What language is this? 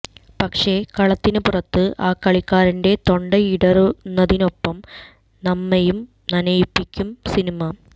Malayalam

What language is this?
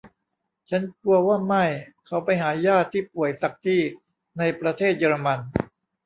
Thai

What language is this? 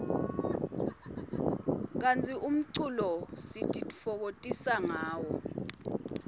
Swati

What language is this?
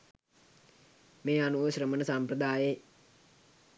Sinhala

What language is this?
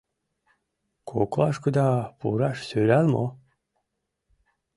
Mari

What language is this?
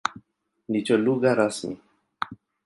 Swahili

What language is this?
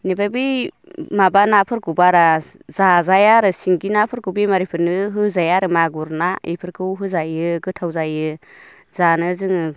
Bodo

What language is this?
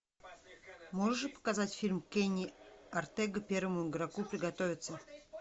Russian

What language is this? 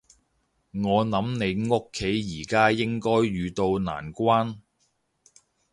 Cantonese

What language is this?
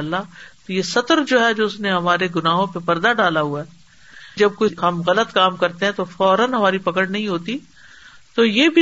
Urdu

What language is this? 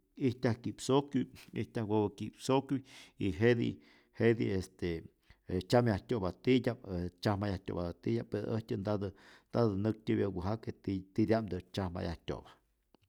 Rayón Zoque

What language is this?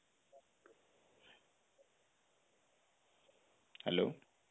Odia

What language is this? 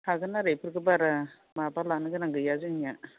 Bodo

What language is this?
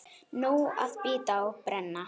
Icelandic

